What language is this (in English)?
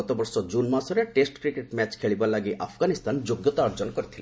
Odia